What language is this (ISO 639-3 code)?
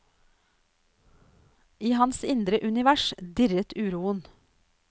nor